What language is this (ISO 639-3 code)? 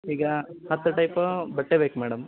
kan